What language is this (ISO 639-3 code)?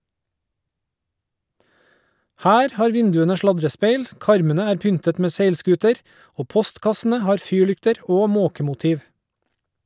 nor